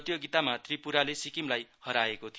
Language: Nepali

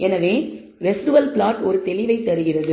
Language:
Tamil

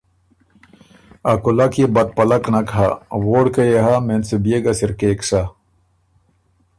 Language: Ormuri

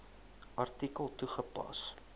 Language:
Afrikaans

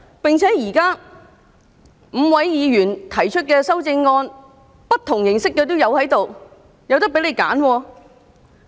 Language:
Cantonese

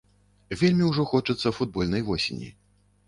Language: Belarusian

